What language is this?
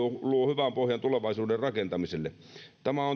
Finnish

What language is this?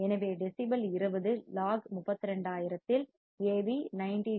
Tamil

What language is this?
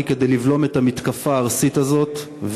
Hebrew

